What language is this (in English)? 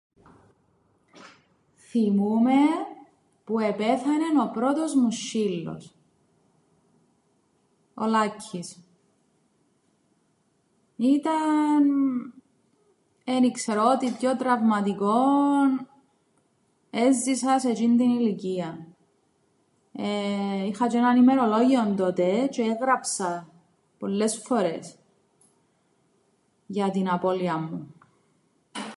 Greek